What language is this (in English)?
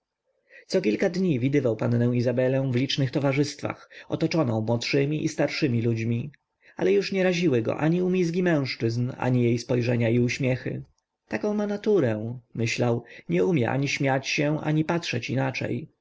Polish